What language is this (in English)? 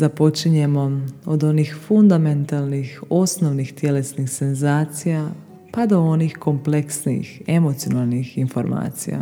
Croatian